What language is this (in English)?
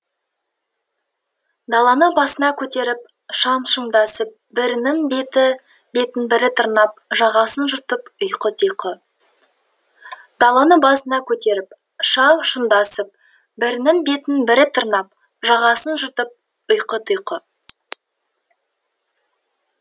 Kazakh